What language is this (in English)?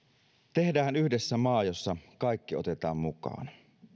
Finnish